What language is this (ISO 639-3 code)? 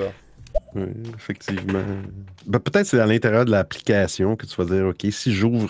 fra